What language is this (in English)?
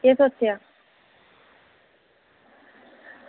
Dogri